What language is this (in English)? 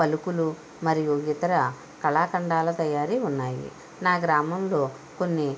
Telugu